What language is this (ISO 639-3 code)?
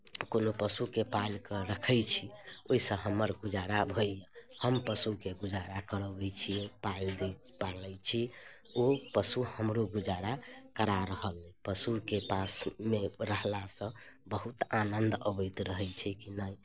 mai